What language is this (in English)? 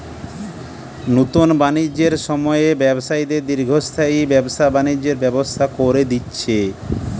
Bangla